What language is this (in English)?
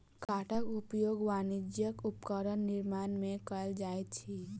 Maithili